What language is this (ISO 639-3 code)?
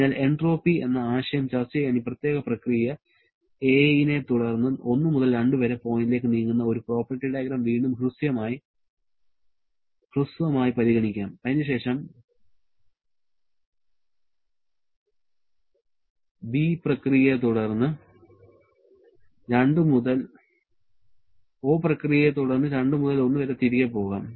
mal